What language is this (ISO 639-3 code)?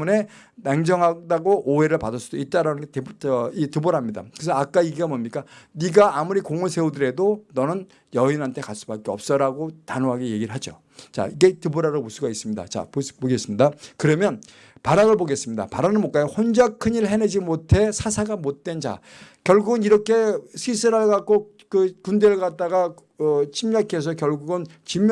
kor